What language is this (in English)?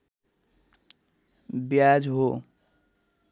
Nepali